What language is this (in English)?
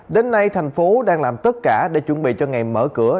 Vietnamese